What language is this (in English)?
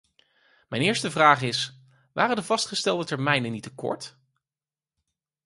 Dutch